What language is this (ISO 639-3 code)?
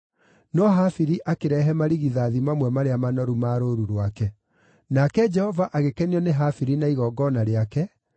kik